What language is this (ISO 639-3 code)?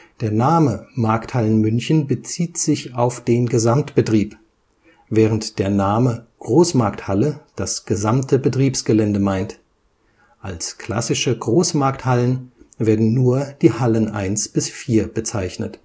deu